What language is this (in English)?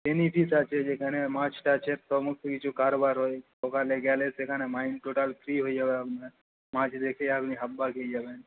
Bangla